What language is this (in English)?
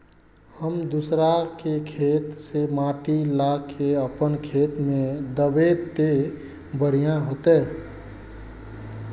Magahi